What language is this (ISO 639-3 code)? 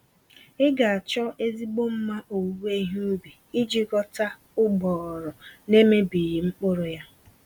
ibo